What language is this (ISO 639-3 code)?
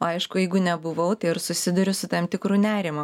lit